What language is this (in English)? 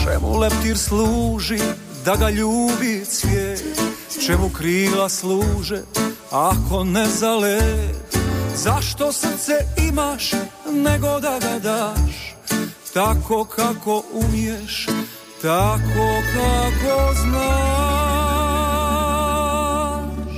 Croatian